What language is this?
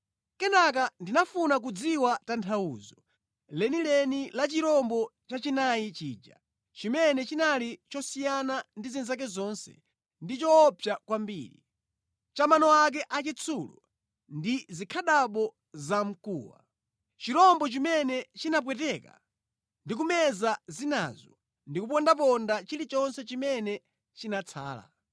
Nyanja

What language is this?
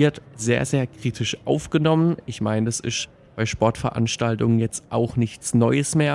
German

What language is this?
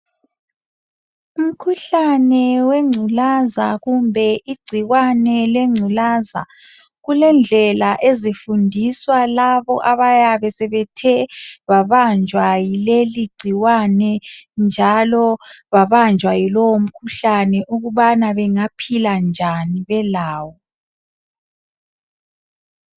North Ndebele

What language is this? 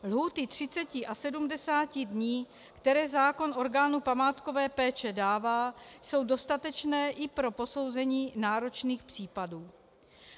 Czech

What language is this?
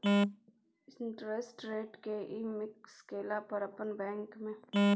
Maithili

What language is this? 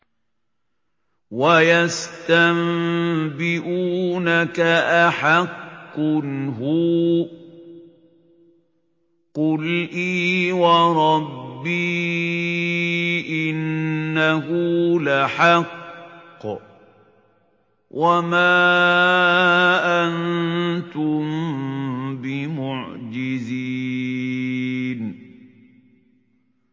Arabic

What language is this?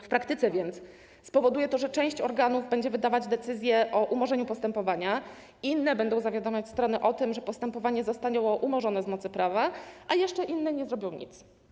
Polish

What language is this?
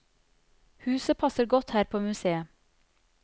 Norwegian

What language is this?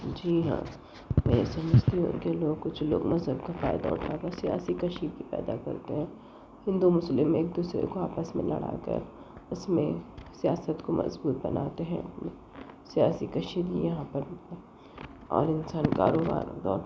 Urdu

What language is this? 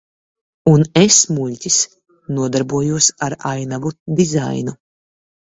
Latvian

